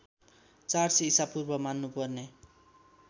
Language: Nepali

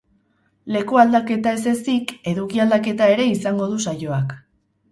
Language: Basque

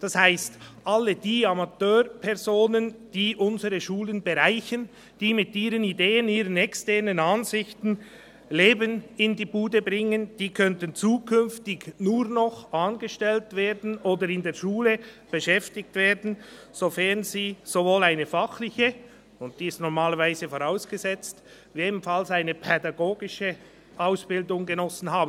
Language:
Swiss German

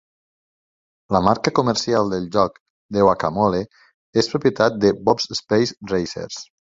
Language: Catalan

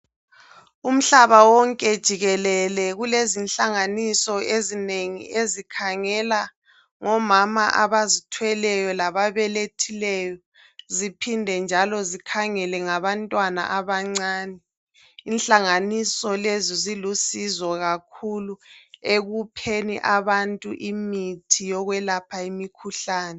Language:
North Ndebele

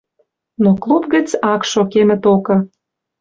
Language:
Western Mari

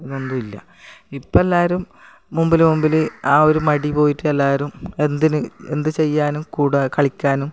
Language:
Malayalam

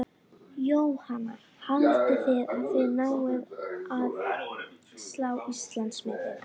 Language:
Icelandic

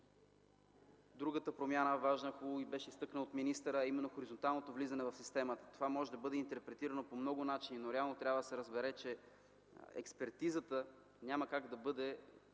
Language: Bulgarian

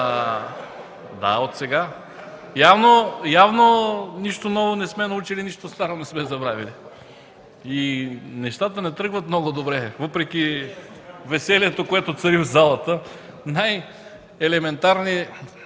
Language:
Bulgarian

